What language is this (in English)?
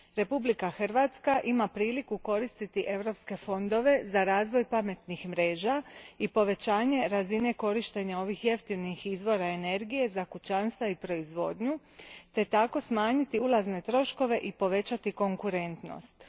Croatian